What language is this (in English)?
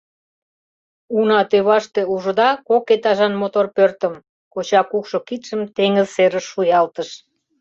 Mari